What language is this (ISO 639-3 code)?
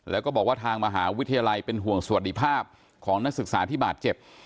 tha